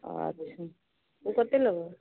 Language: Maithili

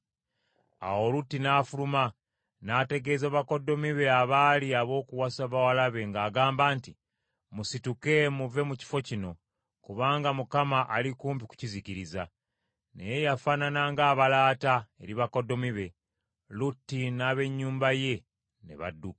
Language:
Ganda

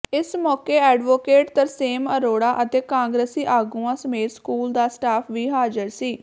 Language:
Punjabi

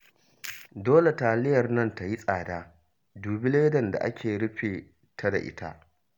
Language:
Hausa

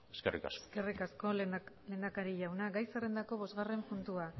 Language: Basque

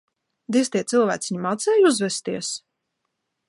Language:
Latvian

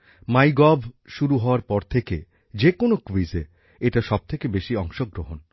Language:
Bangla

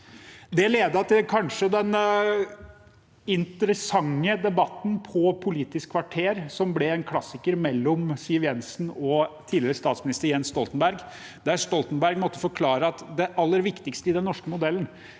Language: Norwegian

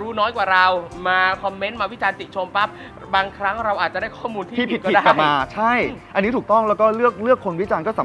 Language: Thai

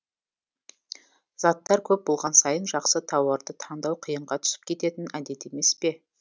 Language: Kazakh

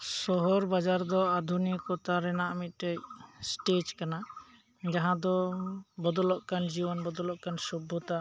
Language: Santali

